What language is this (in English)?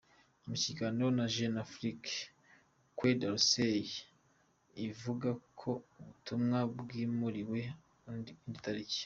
Kinyarwanda